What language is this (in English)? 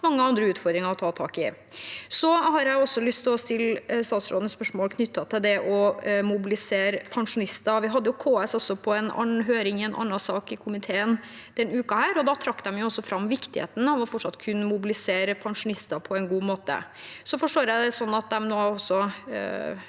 Norwegian